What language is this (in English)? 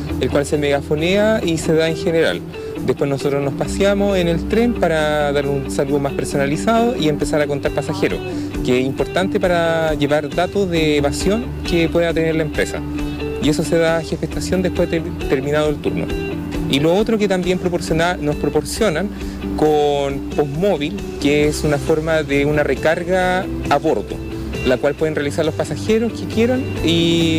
Spanish